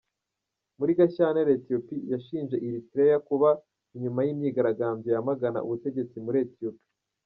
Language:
Kinyarwanda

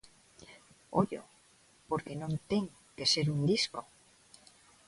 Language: Galician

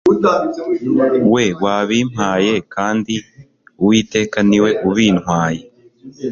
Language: Kinyarwanda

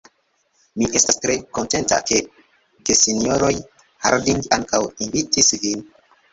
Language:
Esperanto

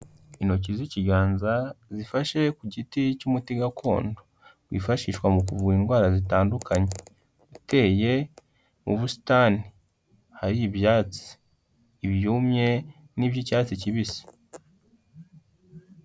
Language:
Kinyarwanda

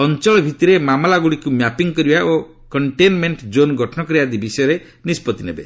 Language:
Odia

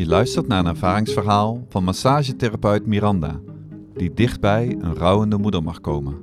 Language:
Dutch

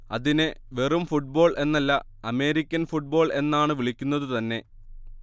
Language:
Malayalam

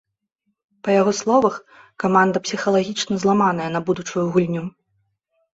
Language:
Belarusian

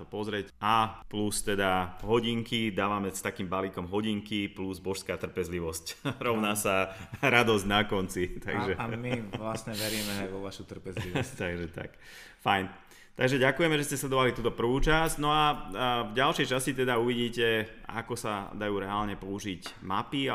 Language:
Slovak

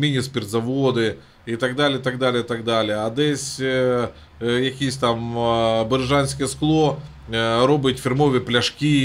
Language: Ukrainian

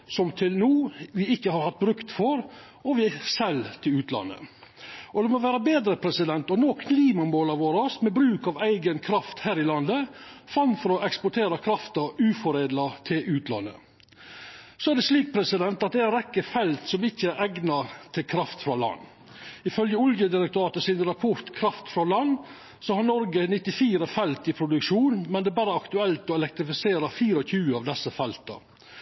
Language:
Norwegian Nynorsk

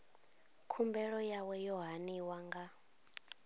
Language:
Venda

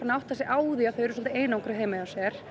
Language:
Icelandic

